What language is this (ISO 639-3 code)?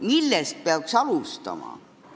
est